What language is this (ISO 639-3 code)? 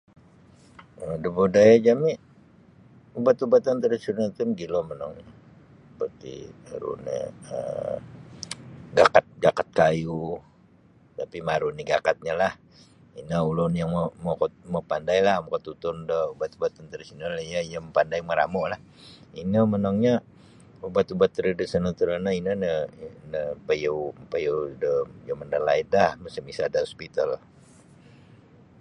bsy